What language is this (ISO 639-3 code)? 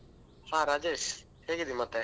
kan